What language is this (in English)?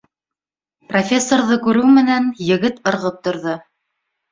Bashkir